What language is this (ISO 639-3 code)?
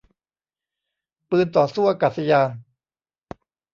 tha